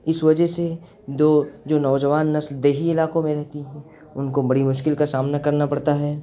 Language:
Urdu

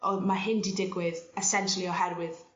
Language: Welsh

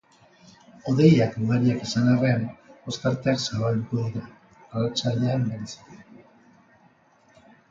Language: Basque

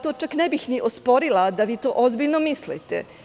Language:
Serbian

